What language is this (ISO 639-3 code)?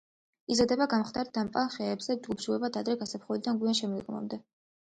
kat